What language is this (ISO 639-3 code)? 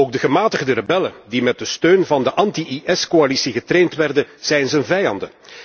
nld